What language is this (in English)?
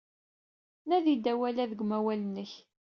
Kabyle